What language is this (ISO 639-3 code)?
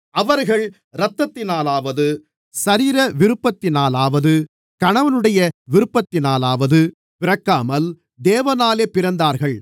tam